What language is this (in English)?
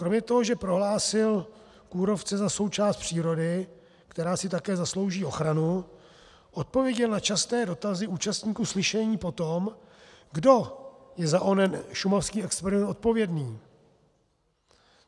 Czech